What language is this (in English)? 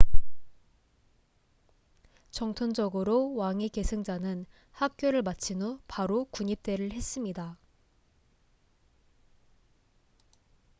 Korean